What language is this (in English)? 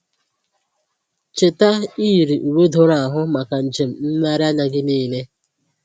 Igbo